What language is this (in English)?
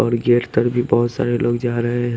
Hindi